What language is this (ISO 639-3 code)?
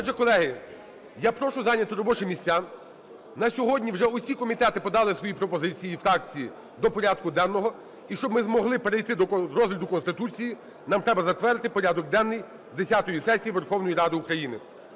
ukr